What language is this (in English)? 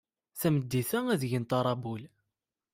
Kabyle